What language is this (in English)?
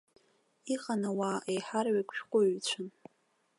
Abkhazian